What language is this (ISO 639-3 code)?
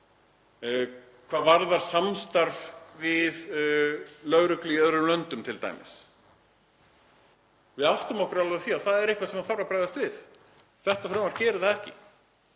isl